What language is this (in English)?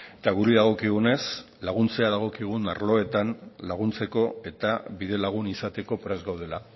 Basque